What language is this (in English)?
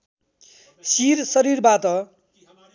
Nepali